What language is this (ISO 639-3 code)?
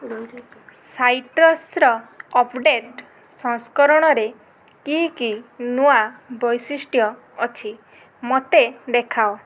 ori